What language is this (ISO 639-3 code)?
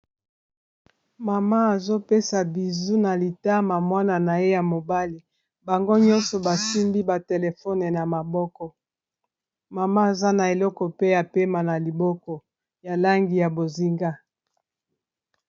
lin